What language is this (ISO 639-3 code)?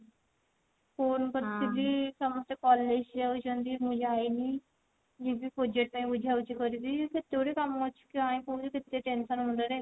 ori